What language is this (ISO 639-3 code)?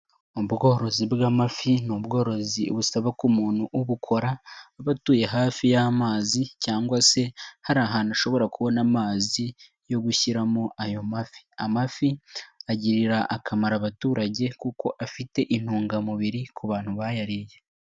kin